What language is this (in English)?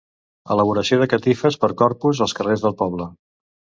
Catalan